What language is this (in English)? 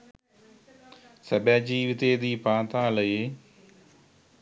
Sinhala